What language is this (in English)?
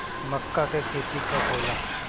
Bhojpuri